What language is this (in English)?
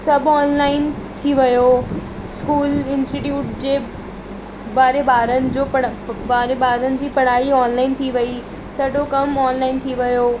Sindhi